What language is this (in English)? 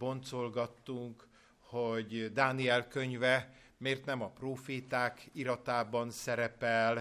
Hungarian